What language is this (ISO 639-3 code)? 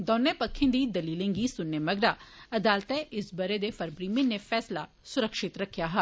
doi